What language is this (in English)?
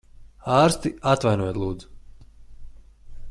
Latvian